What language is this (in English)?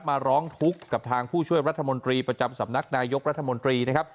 Thai